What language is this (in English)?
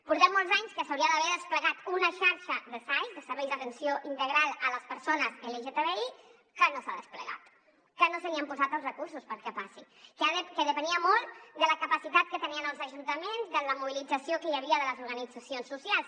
Catalan